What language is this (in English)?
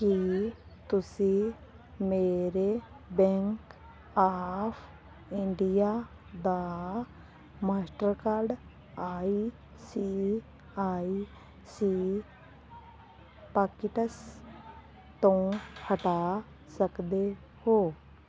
Punjabi